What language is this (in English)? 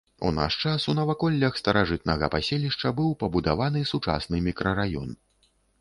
Belarusian